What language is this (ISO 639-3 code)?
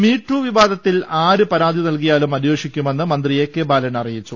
mal